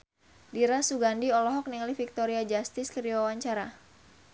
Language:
Sundanese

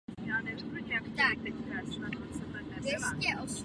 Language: Czech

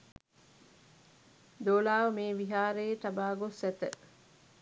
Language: Sinhala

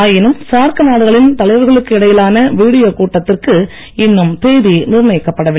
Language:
Tamil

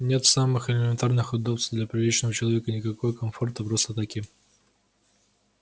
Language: Russian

